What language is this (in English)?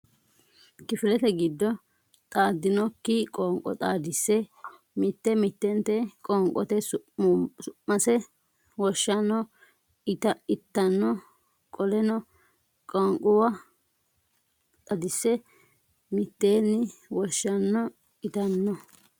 Sidamo